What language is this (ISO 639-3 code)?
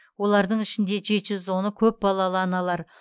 kaz